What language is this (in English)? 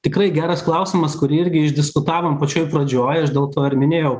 Lithuanian